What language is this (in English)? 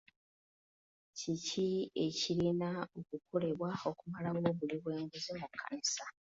Ganda